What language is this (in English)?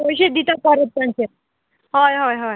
Konkani